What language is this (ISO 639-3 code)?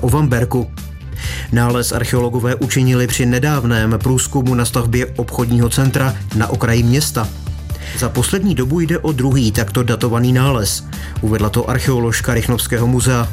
ces